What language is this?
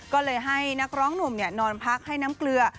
Thai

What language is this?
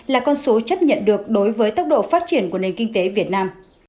Vietnamese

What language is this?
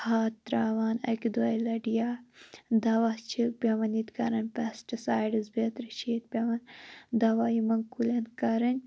Kashmiri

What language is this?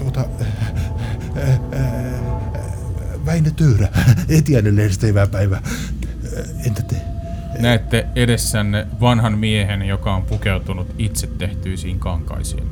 Finnish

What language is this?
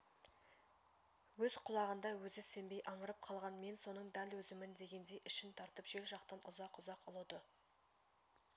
Kazakh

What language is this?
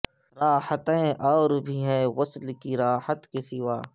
Urdu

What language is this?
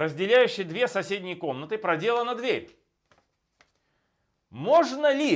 Russian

